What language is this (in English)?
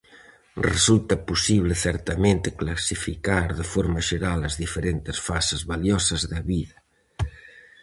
Galician